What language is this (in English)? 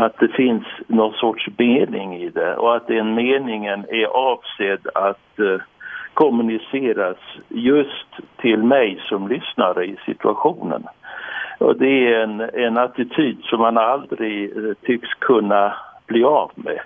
Swedish